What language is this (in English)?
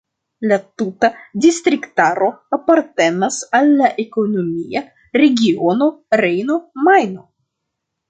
Esperanto